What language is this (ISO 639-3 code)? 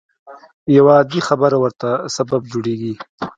pus